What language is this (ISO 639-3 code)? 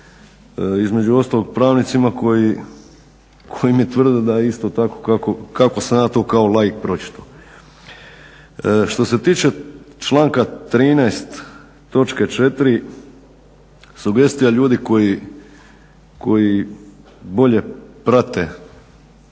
hrv